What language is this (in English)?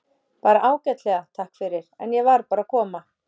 Icelandic